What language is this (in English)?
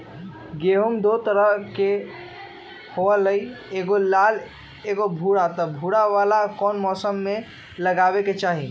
Magahi